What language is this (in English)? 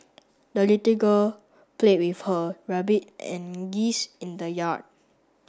English